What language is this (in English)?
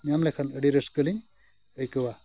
Santali